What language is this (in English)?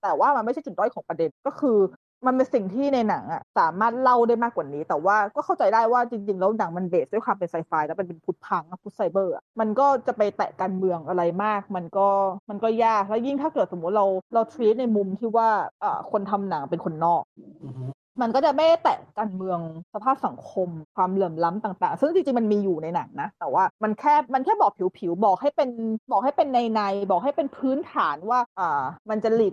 Thai